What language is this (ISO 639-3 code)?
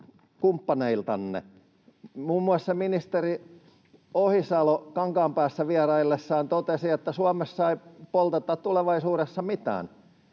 fin